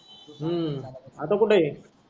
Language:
Marathi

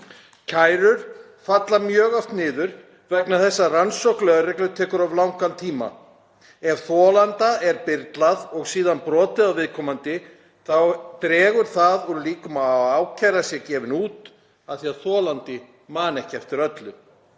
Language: Icelandic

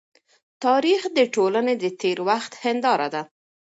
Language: Pashto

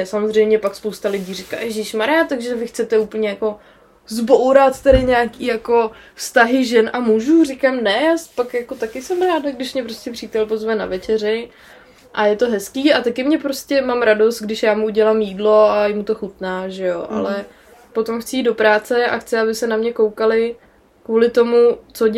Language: Czech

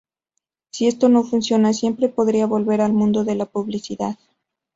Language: Spanish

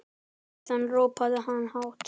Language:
Icelandic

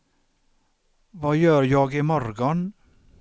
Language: Swedish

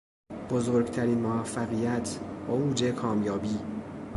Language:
Persian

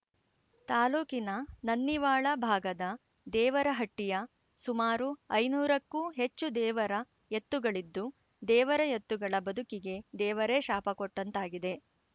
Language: Kannada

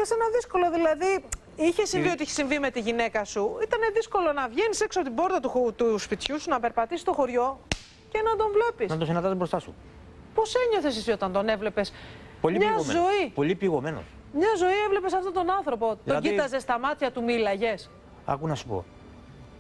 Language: Greek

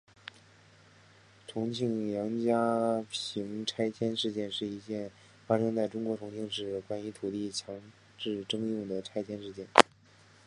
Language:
Chinese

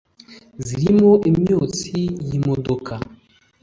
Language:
Kinyarwanda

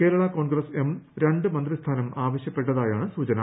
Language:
Malayalam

